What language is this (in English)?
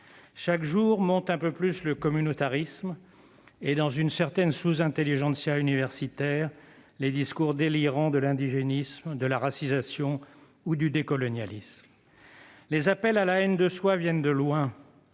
French